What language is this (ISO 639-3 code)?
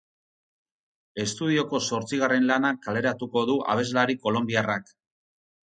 eus